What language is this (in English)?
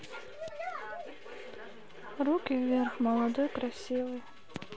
Russian